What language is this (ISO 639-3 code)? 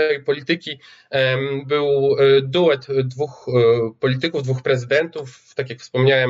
pol